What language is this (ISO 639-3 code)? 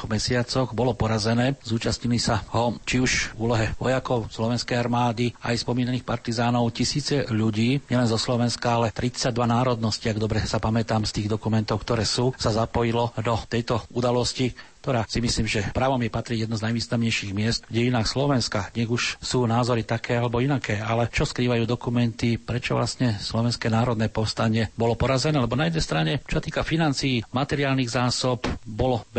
slk